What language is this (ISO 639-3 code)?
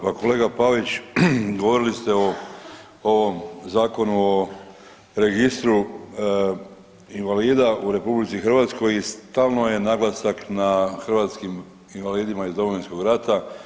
hrv